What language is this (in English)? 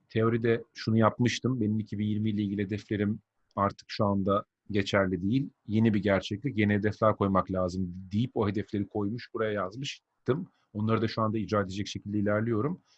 Turkish